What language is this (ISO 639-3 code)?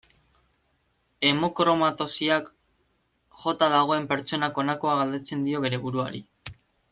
eus